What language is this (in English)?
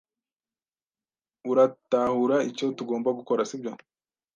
Kinyarwanda